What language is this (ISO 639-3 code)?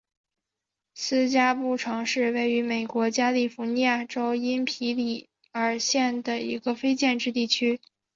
zho